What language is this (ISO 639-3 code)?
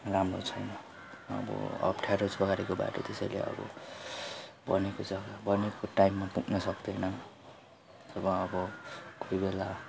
nep